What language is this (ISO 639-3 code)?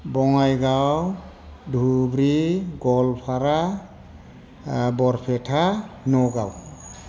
brx